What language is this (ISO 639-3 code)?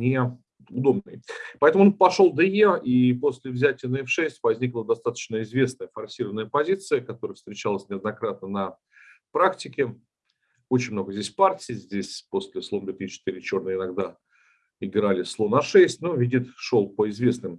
rus